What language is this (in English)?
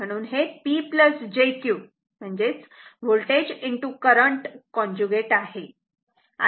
Marathi